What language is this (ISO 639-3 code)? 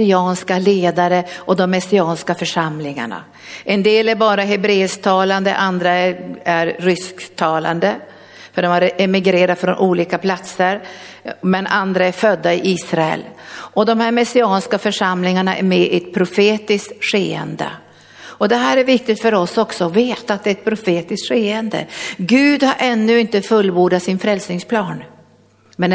swe